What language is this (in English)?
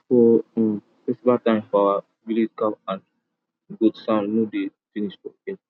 Nigerian Pidgin